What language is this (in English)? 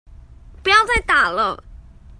Chinese